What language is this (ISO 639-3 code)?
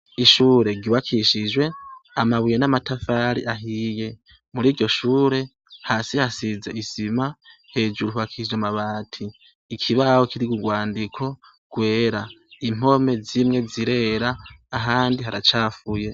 run